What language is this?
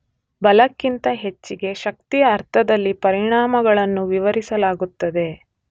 Kannada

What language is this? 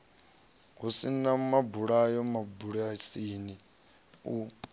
Venda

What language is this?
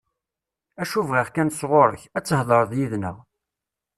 Kabyle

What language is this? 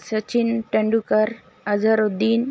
Urdu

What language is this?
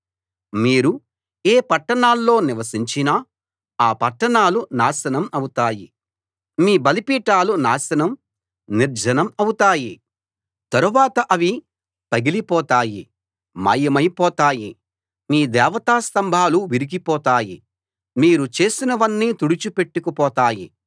Telugu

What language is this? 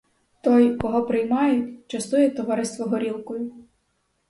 Ukrainian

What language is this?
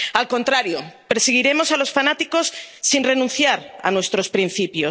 Spanish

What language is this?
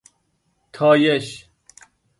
Persian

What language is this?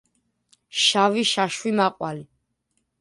Georgian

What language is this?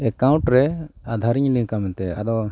Santali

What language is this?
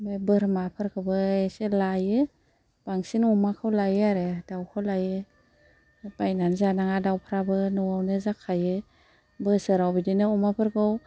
Bodo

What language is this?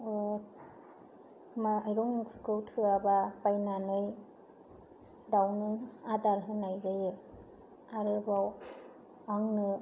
Bodo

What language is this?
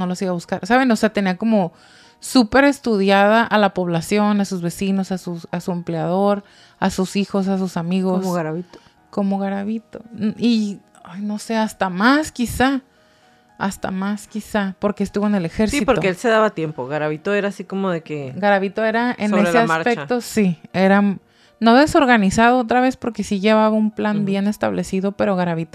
Spanish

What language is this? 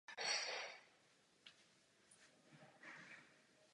Czech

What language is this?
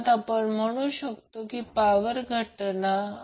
Marathi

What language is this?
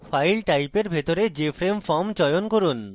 Bangla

